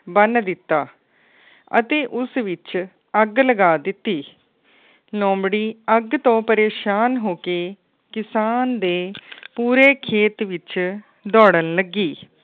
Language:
Punjabi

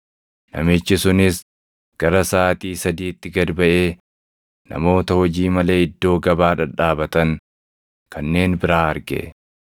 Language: Oromo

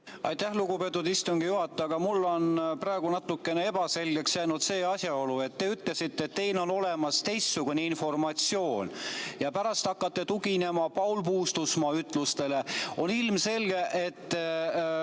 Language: Estonian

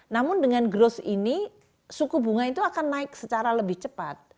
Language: Indonesian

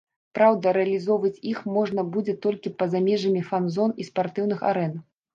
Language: Belarusian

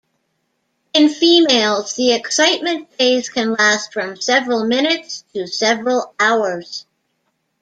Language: English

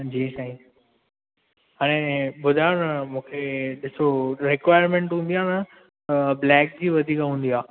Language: Sindhi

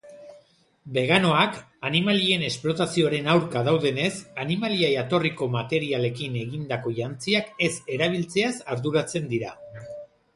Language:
Basque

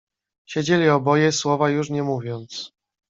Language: Polish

